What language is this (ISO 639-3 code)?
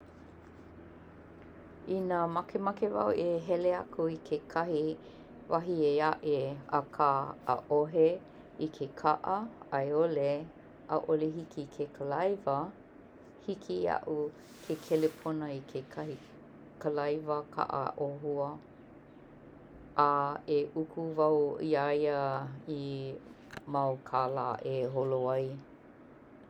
haw